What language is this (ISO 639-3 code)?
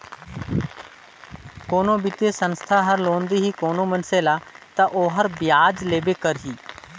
hne